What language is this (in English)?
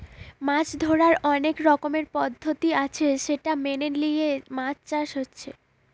Bangla